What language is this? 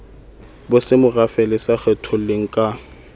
Southern Sotho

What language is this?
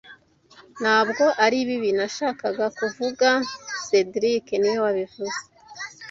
Kinyarwanda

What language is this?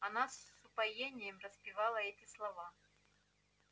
Russian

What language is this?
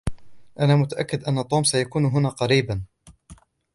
Arabic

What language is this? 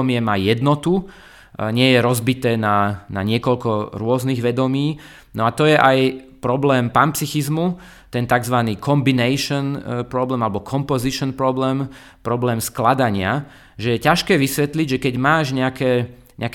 Slovak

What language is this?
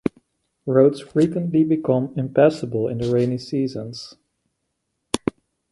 English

